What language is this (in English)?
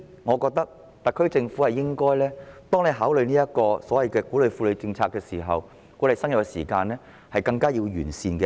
Cantonese